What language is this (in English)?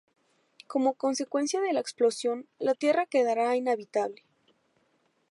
Spanish